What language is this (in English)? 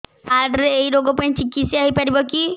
Odia